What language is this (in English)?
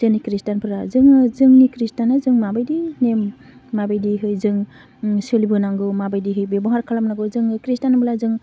Bodo